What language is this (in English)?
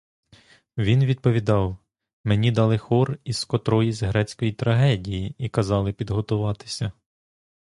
Ukrainian